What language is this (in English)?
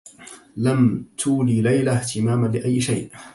Arabic